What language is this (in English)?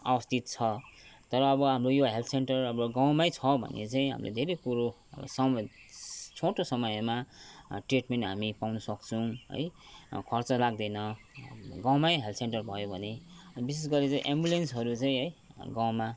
Nepali